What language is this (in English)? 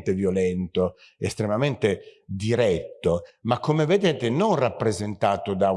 Italian